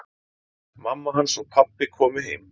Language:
Icelandic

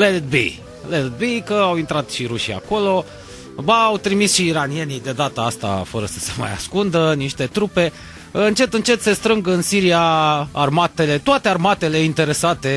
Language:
Romanian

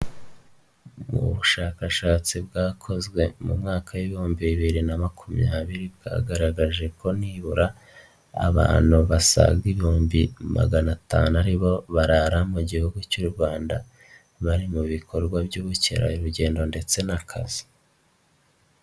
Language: Kinyarwanda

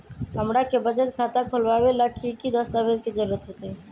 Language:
Magahi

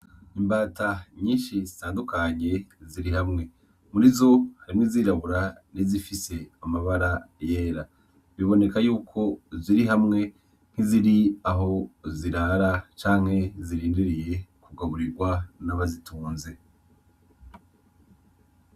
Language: Rundi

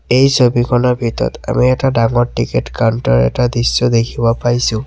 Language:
Assamese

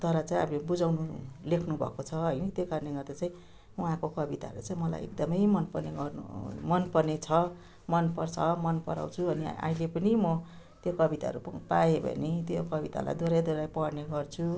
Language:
Nepali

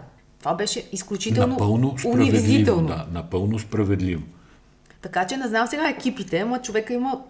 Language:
Bulgarian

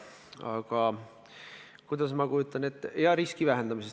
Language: Estonian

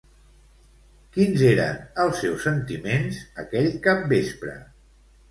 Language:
Catalan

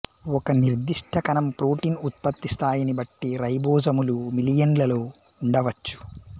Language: Telugu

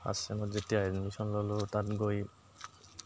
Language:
Assamese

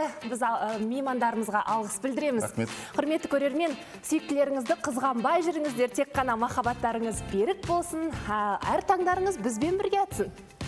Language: Turkish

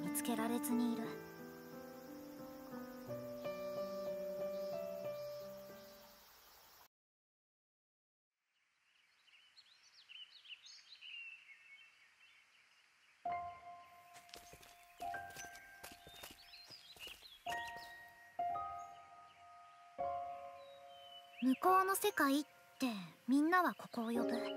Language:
Japanese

